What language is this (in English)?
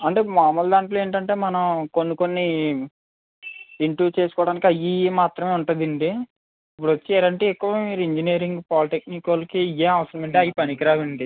Telugu